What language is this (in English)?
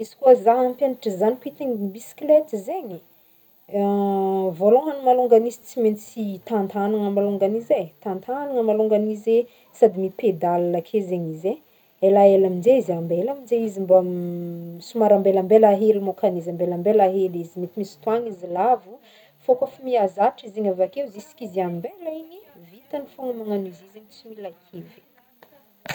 Northern Betsimisaraka Malagasy